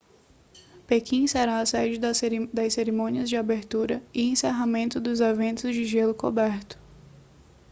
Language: Portuguese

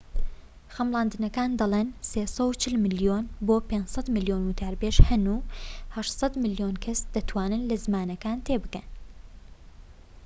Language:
Central Kurdish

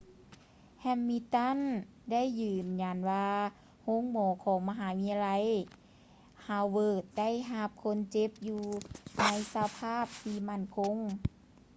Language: Lao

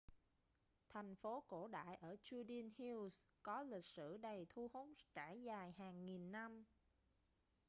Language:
Vietnamese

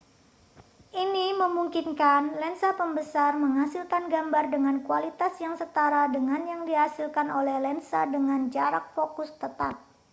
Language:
Indonesian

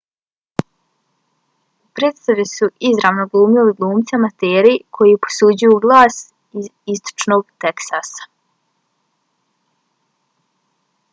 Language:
Bosnian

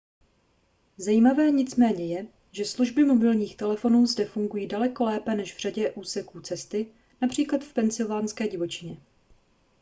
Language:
Czech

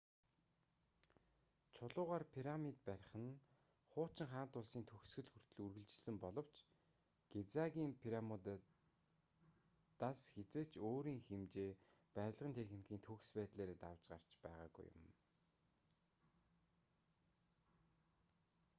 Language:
Mongolian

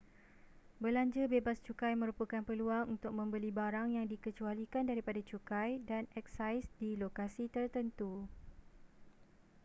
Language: Malay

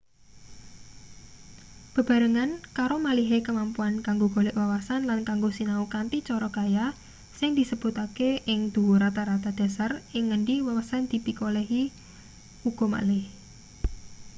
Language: Javanese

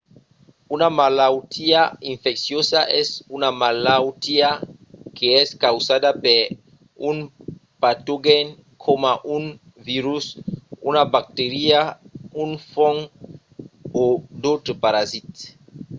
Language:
Occitan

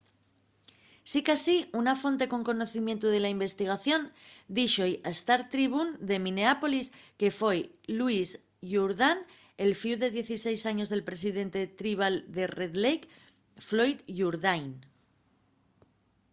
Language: Asturian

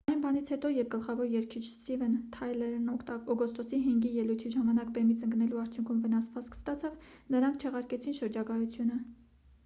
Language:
Armenian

